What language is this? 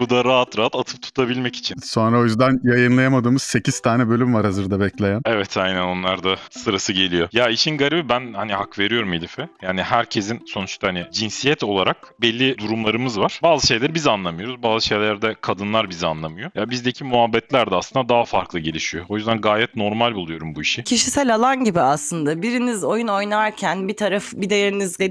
Turkish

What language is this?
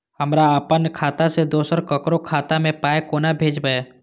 Maithili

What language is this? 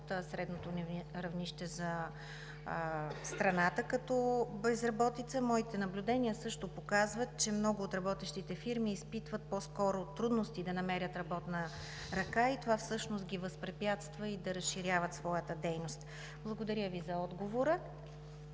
Bulgarian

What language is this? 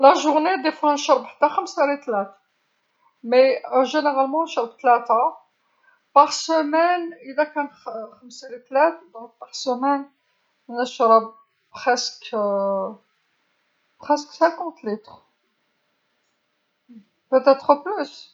Algerian Arabic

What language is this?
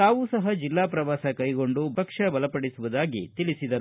Kannada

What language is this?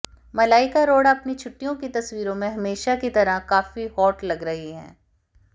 Hindi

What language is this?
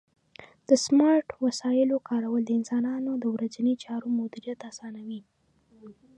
Pashto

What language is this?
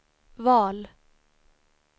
Swedish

